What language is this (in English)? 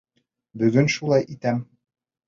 Bashkir